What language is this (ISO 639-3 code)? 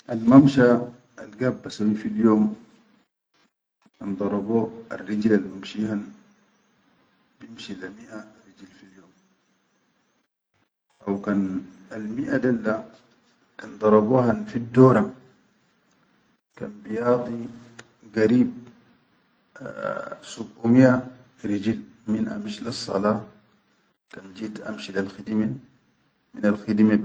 shu